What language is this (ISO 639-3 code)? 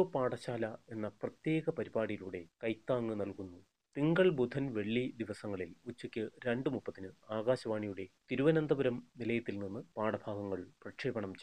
mal